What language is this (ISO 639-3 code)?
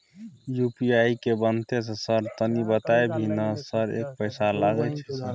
mai